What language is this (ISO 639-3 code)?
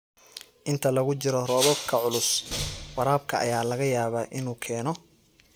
som